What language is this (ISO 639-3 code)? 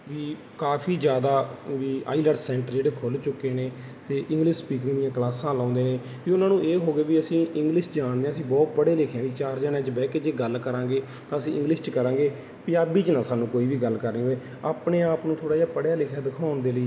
pan